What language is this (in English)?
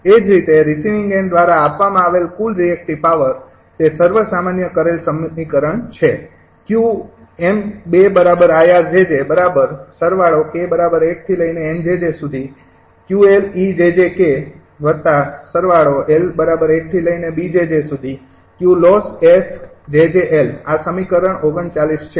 Gujarati